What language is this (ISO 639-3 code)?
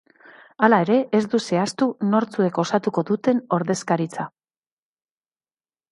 eus